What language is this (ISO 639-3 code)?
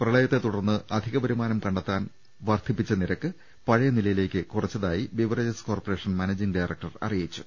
mal